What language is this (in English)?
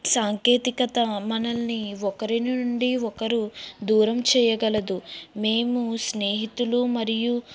Telugu